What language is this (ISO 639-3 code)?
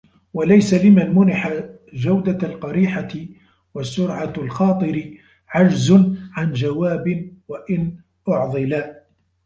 ara